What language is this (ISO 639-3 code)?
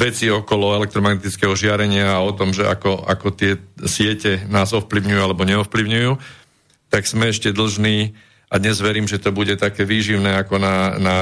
slk